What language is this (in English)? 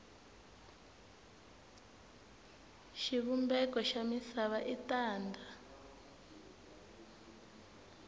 Tsonga